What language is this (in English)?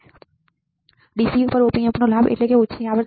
Gujarati